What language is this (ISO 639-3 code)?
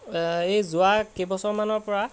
asm